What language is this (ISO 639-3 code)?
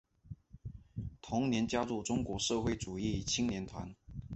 zho